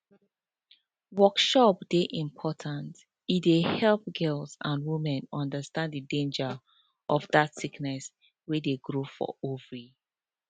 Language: Nigerian Pidgin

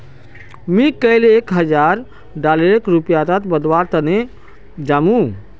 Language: Magahi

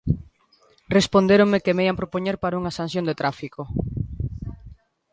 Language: Galician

